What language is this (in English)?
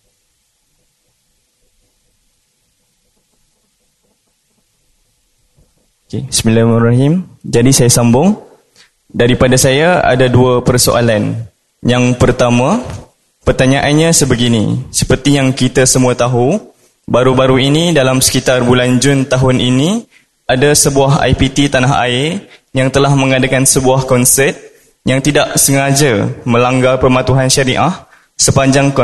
Malay